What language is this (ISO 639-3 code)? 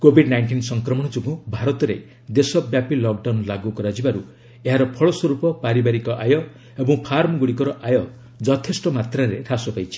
ori